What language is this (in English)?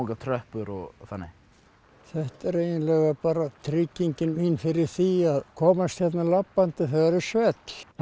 Icelandic